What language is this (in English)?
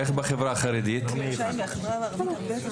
Hebrew